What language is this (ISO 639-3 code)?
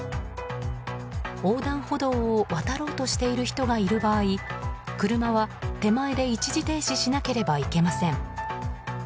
jpn